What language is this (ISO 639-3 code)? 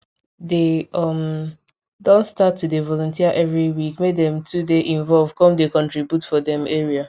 pcm